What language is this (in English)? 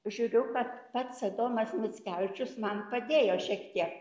Lithuanian